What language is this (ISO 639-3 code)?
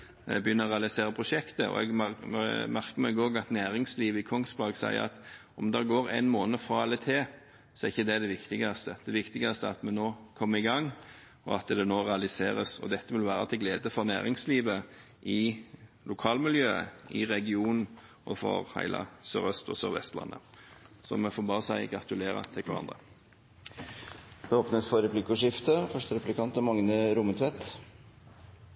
nor